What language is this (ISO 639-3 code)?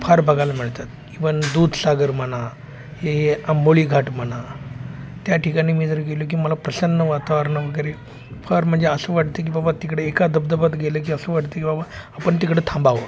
mar